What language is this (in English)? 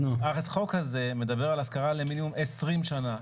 Hebrew